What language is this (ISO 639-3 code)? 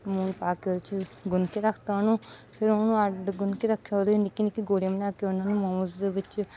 pan